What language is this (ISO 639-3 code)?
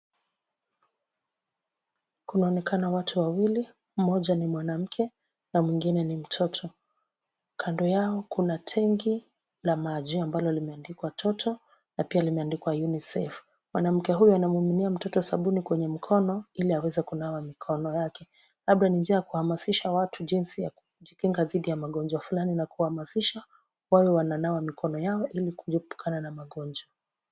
swa